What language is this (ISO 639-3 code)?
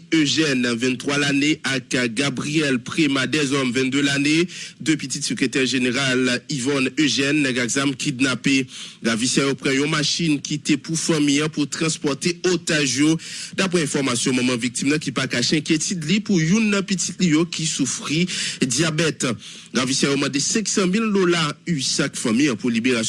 fra